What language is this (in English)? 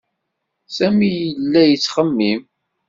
Kabyle